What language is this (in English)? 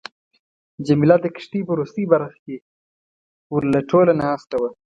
Pashto